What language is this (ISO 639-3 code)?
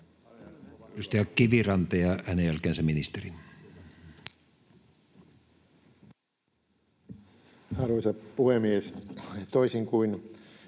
fin